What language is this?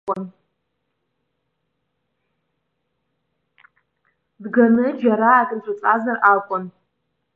Abkhazian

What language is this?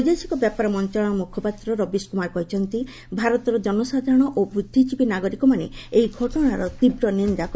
Odia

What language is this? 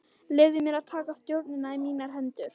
Icelandic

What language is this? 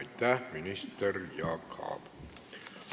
Estonian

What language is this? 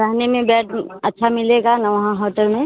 Hindi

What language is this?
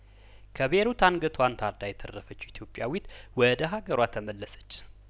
Amharic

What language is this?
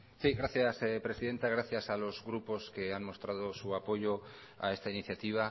Spanish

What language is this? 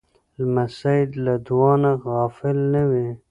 Pashto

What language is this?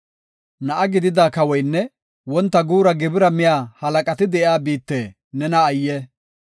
Gofa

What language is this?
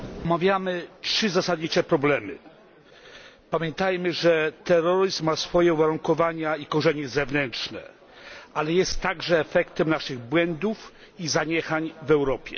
Polish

